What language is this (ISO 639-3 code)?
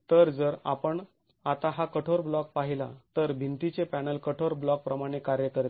mar